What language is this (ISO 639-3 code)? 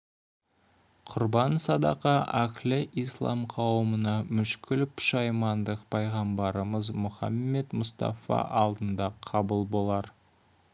kaz